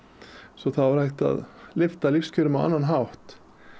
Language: Icelandic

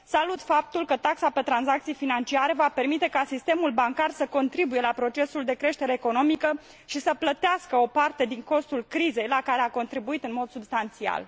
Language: Romanian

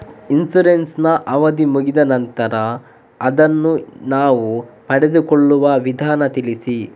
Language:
Kannada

